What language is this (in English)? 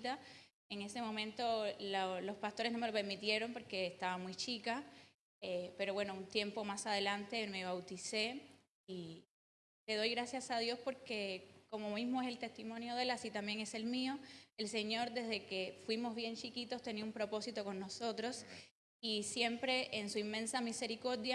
Spanish